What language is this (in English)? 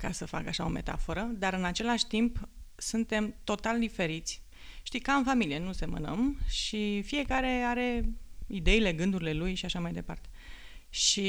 Romanian